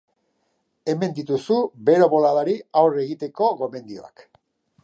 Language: Basque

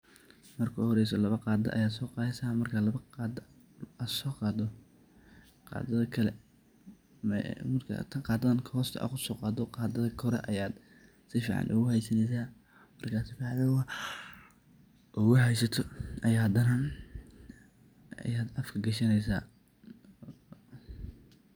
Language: Somali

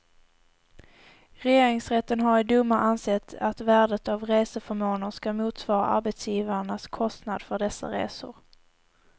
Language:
Swedish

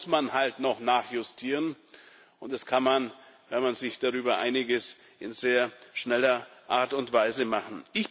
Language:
German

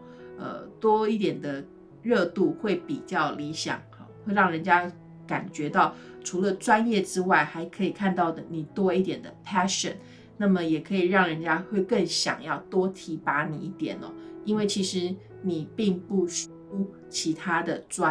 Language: Chinese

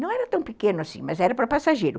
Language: Portuguese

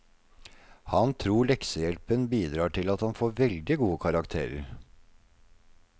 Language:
Norwegian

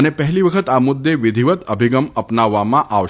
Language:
Gujarati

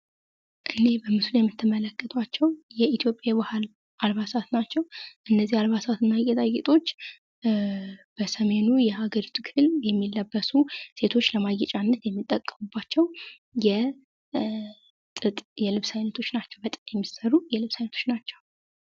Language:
Amharic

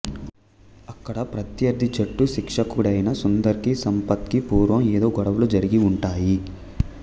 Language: Telugu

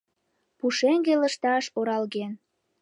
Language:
Mari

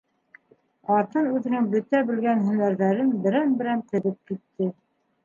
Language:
Bashkir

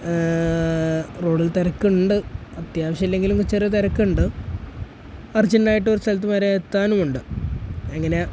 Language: Malayalam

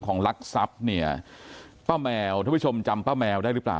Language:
Thai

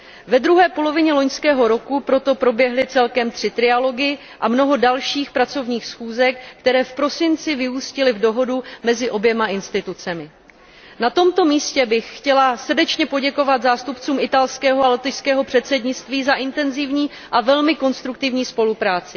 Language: Czech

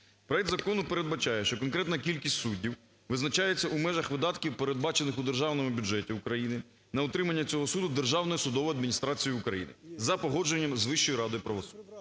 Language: Ukrainian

